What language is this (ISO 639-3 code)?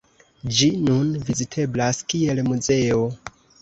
epo